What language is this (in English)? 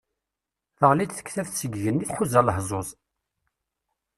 Kabyle